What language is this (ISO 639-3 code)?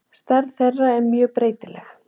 isl